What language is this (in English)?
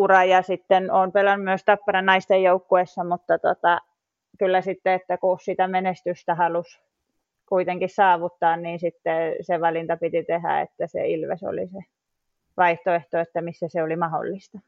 Finnish